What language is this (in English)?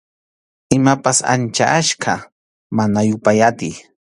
Arequipa-La Unión Quechua